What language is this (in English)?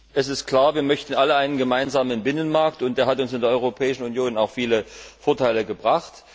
German